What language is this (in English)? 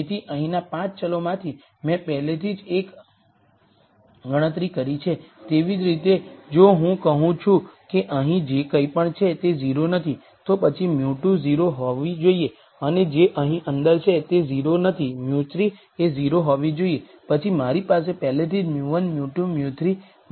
Gujarati